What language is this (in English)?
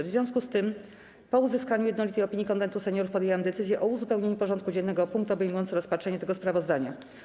Polish